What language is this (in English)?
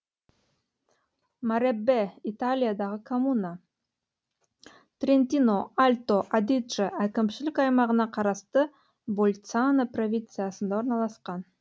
Kazakh